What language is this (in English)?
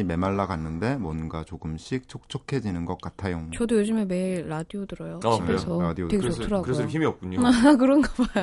Korean